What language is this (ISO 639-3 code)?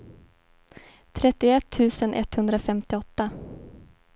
swe